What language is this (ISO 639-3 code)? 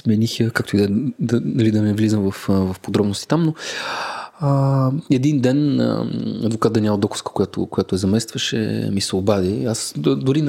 bul